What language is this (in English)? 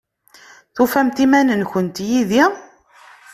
Kabyle